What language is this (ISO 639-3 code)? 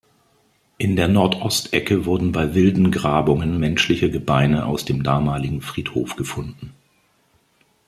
deu